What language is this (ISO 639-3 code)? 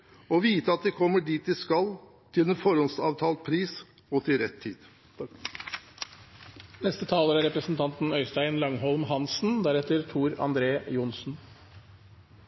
nob